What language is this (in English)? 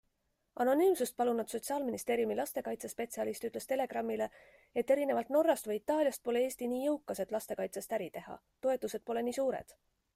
Estonian